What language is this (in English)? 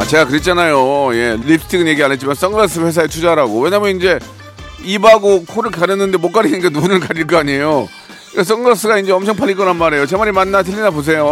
Korean